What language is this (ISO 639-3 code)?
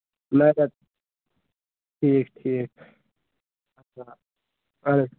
kas